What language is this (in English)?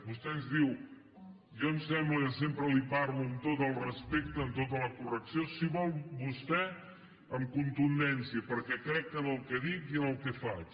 Catalan